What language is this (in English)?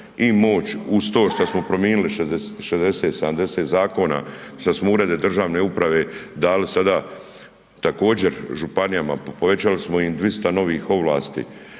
Croatian